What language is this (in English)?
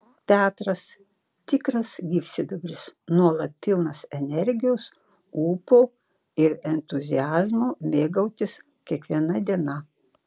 Lithuanian